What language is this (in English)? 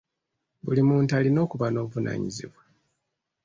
Ganda